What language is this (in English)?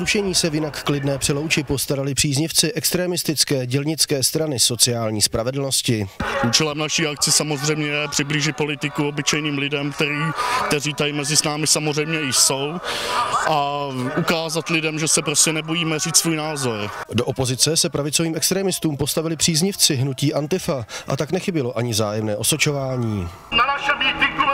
Czech